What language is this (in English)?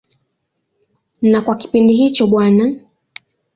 Swahili